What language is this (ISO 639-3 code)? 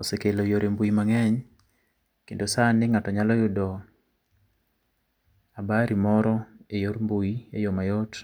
luo